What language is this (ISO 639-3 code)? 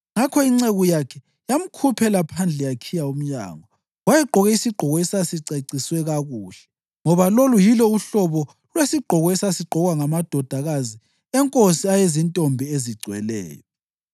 nde